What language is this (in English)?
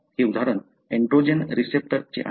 Marathi